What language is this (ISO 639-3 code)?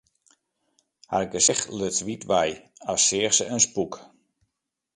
fry